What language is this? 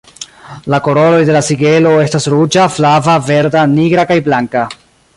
Esperanto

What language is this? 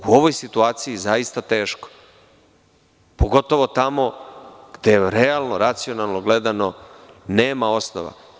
Serbian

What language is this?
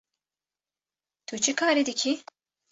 Kurdish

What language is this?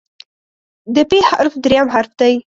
Pashto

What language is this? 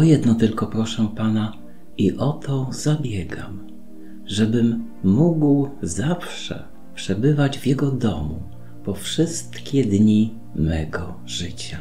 Polish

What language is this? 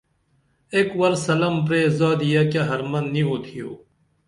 Dameli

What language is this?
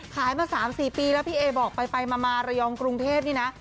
Thai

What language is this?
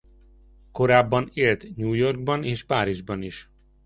Hungarian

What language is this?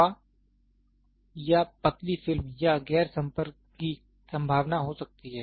Hindi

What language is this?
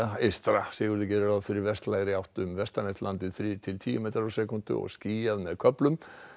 Icelandic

